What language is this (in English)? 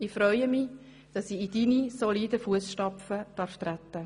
Swiss German